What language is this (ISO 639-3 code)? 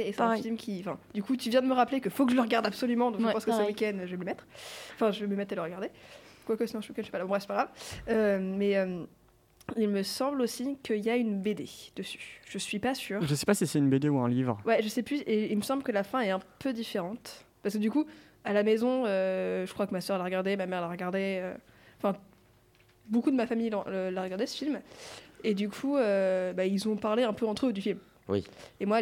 fra